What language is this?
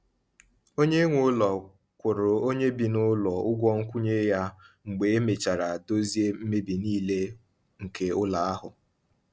Igbo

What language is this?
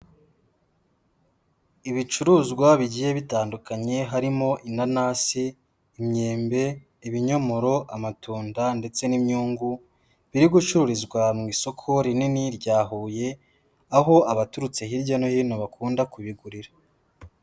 Kinyarwanda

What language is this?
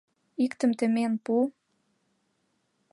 Mari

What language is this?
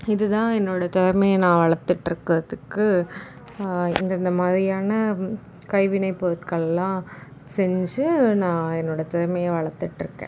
Tamil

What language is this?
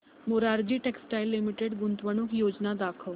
Marathi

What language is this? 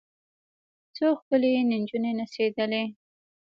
Pashto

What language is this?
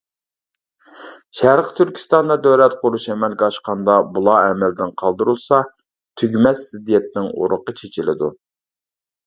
Uyghur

